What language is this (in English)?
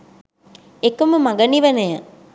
Sinhala